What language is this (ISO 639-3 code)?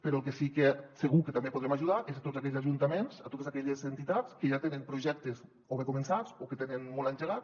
cat